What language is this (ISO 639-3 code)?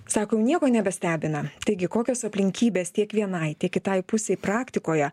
lit